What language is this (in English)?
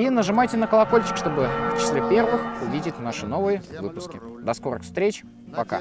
Russian